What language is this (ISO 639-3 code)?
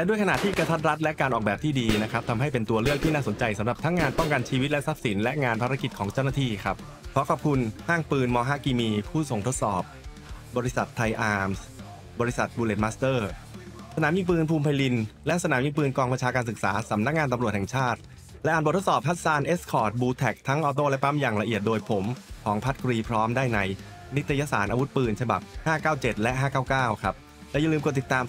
tha